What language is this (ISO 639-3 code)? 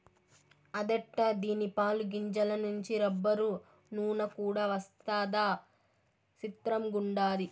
tel